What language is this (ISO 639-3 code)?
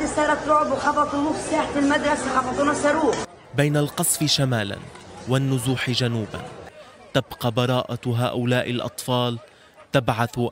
ara